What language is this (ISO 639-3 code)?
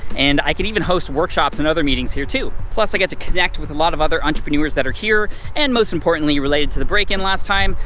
eng